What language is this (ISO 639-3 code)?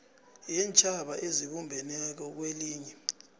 nbl